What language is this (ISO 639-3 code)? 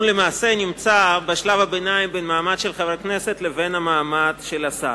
heb